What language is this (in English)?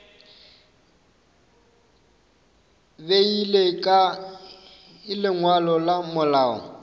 Northern Sotho